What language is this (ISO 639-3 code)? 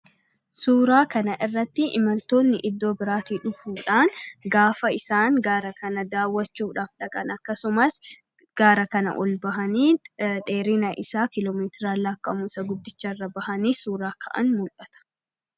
orm